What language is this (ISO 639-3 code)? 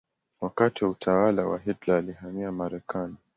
swa